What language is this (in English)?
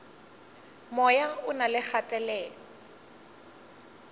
Northern Sotho